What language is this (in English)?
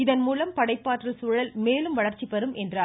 Tamil